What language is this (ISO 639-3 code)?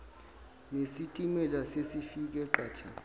zul